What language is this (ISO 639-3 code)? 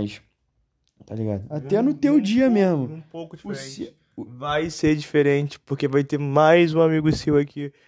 por